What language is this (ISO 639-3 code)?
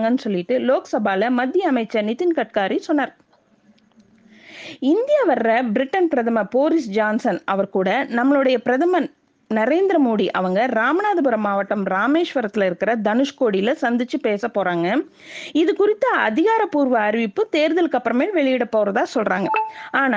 tam